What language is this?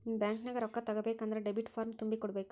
Kannada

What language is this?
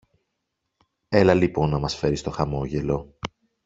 Greek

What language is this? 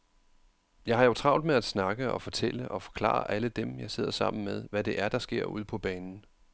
Danish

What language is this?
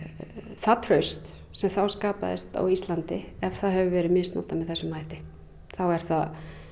Icelandic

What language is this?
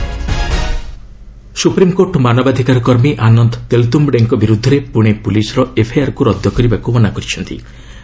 Odia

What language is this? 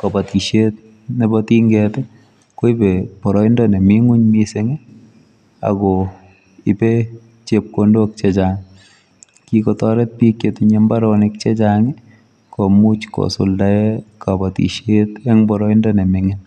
Kalenjin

